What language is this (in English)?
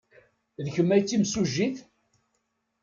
Kabyle